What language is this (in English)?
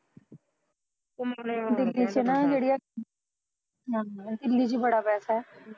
Punjabi